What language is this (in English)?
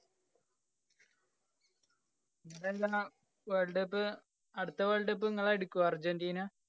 Malayalam